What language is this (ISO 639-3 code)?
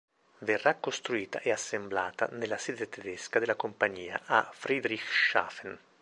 ita